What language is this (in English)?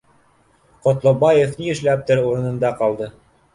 Bashkir